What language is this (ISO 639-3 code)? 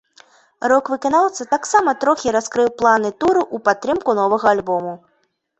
bel